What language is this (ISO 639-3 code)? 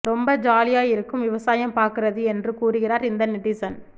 tam